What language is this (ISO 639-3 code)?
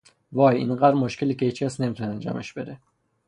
fas